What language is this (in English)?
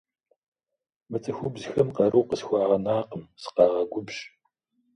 Kabardian